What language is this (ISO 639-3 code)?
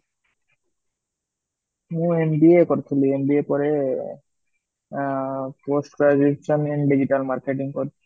ori